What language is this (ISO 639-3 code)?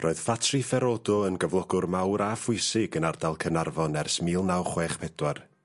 cym